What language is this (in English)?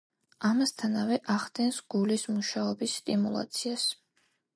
Georgian